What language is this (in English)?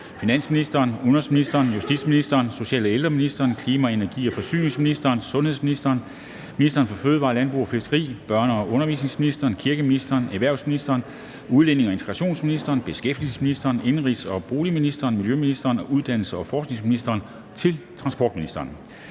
Danish